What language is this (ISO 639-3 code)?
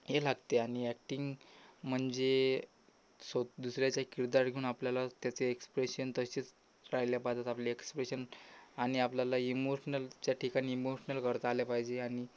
mar